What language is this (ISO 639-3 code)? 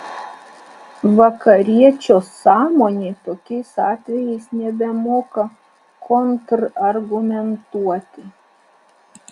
lit